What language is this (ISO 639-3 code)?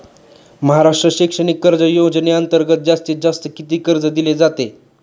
mar